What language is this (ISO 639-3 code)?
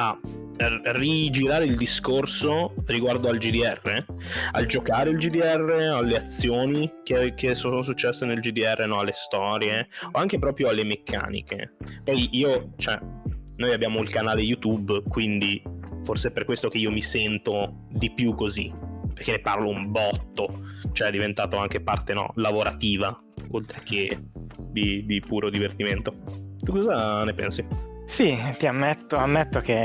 ita